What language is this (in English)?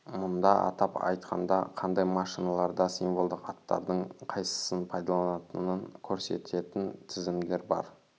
Kazakh